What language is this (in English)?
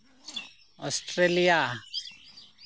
Santali